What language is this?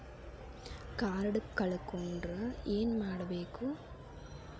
Kannada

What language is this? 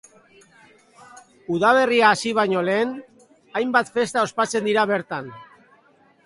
Basque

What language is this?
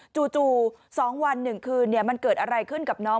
Thai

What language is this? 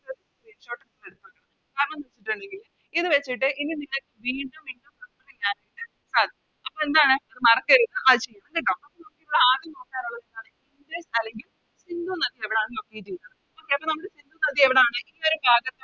Malayalam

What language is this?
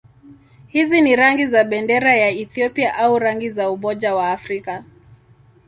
Swahili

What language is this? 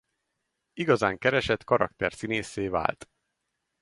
Hungarian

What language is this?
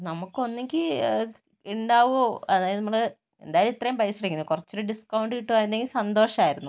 Malayalam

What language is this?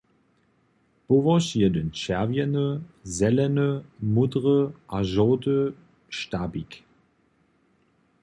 Upper Sorbian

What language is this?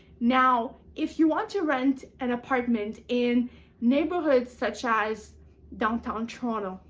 English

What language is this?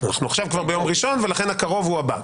Hebrew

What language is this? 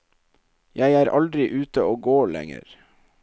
Norwegian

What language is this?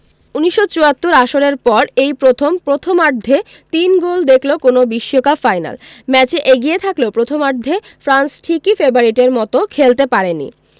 Bangla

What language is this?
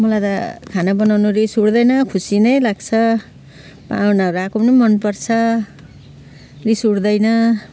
Nepali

